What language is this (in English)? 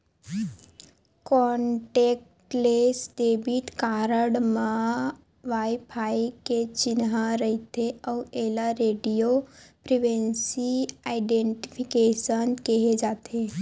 Chhattisgarhi